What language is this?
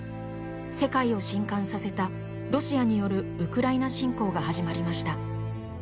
Japanese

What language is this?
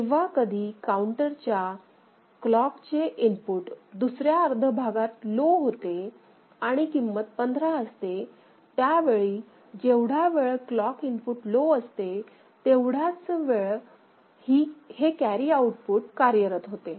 Marathi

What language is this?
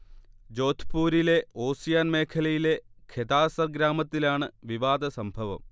Malayalam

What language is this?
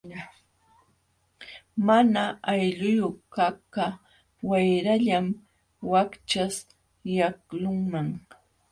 Jauja Wanca Quechua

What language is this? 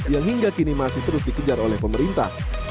Indonesian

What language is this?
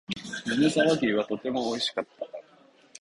Japanese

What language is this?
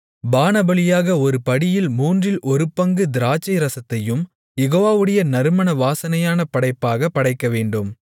Tamil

